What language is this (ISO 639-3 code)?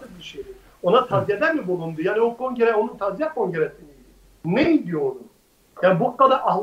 tur